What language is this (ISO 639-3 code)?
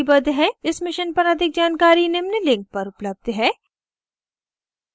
hin